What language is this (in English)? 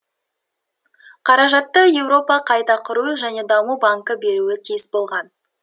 Kazakh